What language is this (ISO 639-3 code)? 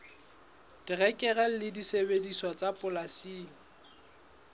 sot